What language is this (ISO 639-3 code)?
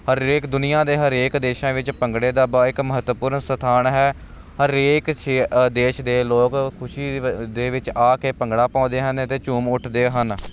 pan